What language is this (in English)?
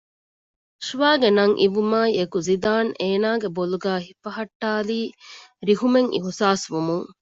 Divehi